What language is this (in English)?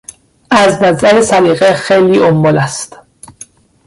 Persian